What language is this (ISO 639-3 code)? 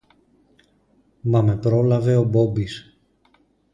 ell